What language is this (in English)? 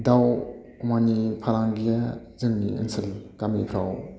Bodo